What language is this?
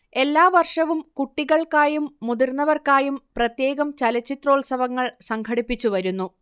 Malayalam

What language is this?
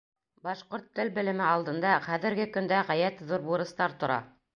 Bashkir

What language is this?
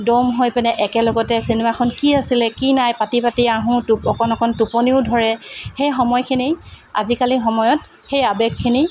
Assamese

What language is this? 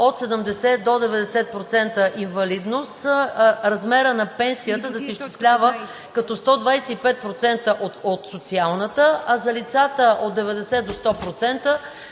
Bulgarian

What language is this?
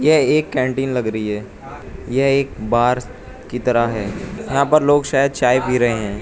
Hindi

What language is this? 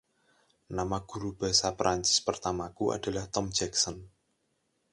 Indonesian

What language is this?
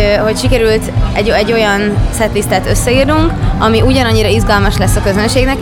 Hungarian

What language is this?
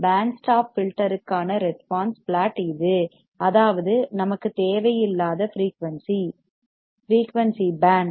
Tamil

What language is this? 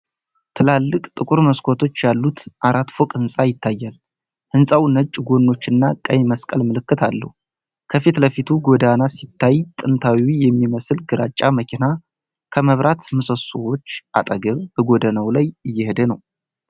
Amharic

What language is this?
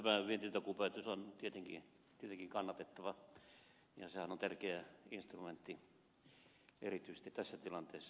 Finnish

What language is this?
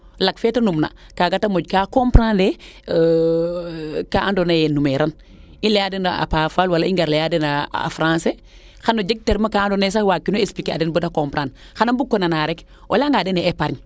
Serer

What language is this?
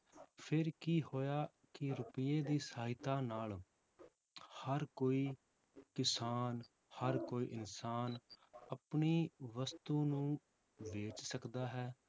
Punjabi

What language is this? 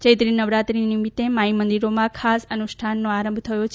Gujarati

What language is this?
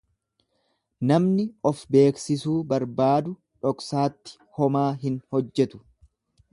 Oromo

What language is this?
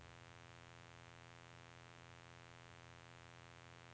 Norwegian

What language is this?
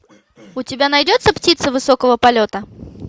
Russian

